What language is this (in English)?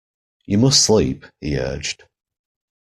English